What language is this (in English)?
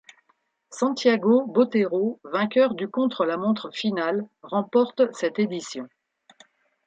French